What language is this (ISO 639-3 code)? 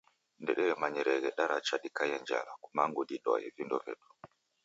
dav